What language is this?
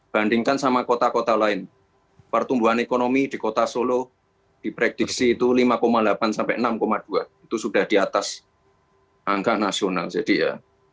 Indonesian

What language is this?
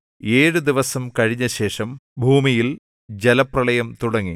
Malayalam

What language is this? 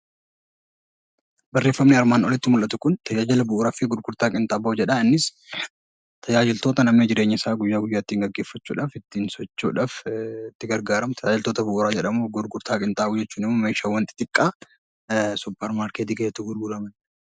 Oromo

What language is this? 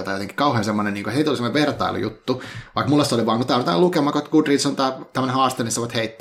Finnish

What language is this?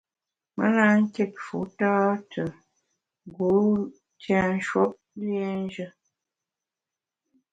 Bamun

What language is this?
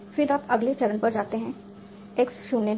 Hindi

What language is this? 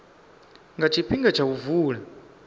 Venda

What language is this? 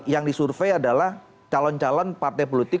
Indonesian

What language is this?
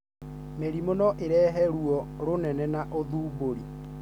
Kikuyu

